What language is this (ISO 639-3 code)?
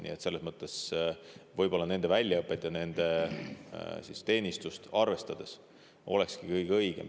est